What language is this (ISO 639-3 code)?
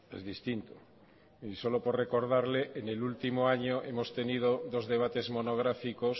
spa